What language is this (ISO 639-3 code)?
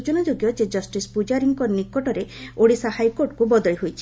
ori